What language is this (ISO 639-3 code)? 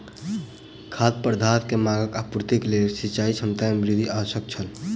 mai